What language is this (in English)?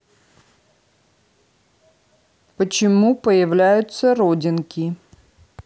Russian